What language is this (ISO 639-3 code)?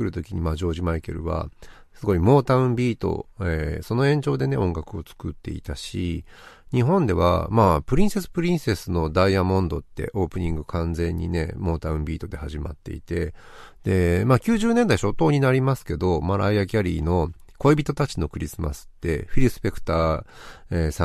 jpn